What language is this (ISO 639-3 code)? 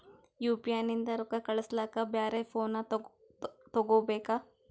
kan